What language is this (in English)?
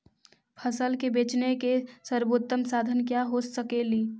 Magahi